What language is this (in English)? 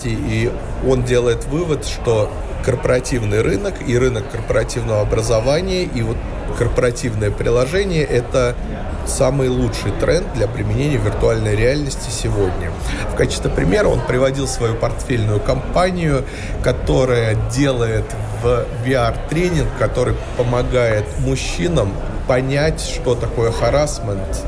Russian